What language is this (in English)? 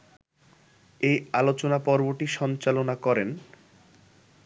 Bangla